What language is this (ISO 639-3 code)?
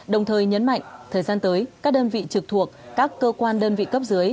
vie